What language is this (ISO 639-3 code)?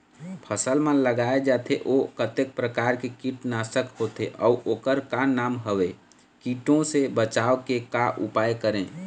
hne